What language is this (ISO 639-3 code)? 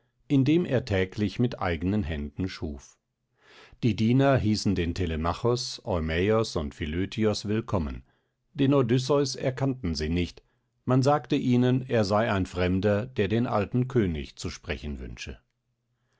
deu